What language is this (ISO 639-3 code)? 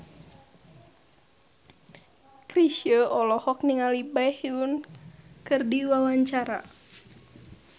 sun